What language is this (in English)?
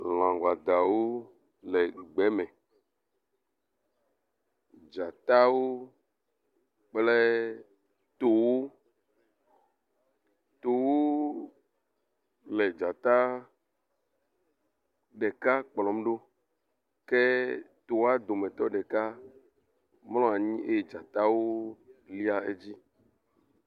Ewe